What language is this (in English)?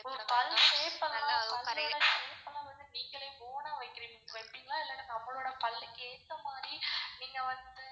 Tamil